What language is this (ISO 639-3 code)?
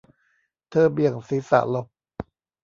tha